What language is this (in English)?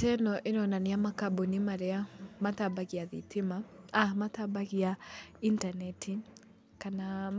Kikuyu